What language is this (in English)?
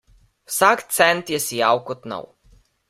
Slovenian